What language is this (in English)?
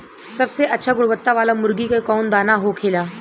Bhojpuri